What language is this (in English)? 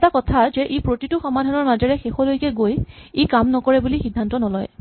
Assamese